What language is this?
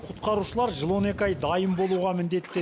Kazakh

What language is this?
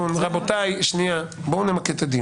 Hebrew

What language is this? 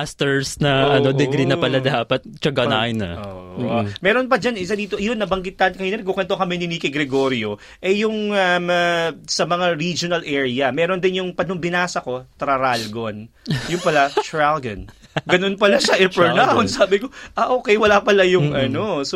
Filipino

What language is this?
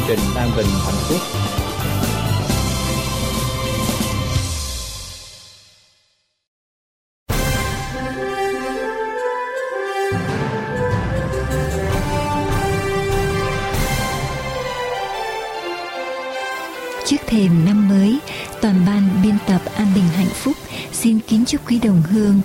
Vietnamese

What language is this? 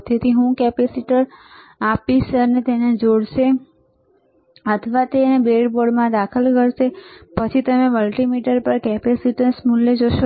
Gujarati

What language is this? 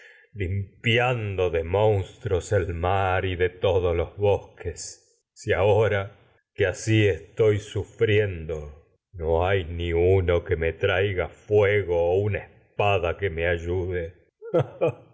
Spanish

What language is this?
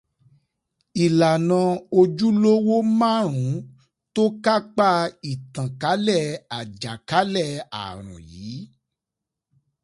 Yoruba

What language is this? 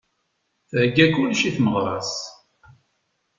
Kabyle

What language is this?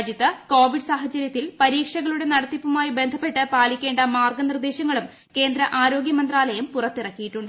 Malayalam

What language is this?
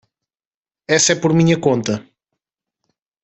Portuguese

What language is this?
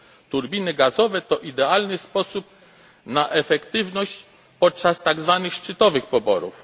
Polish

